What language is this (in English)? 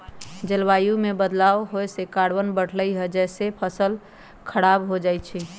Magahi